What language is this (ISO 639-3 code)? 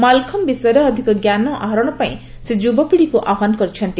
ori